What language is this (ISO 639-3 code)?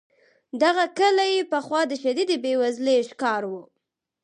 pus